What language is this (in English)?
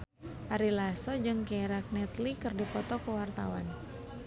Sundanese